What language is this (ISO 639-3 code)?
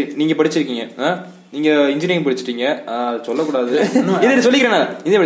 tam